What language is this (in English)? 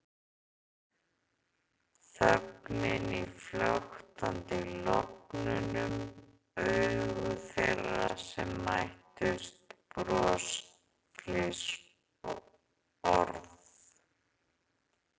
Icelandic